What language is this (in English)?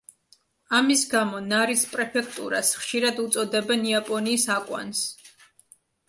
Georgian